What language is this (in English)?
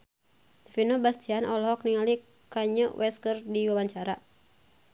Sundanese